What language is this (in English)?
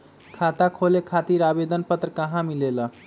Magahi